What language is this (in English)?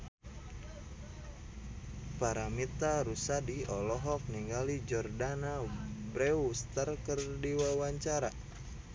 Sundanese